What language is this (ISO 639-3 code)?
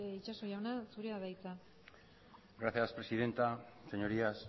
eus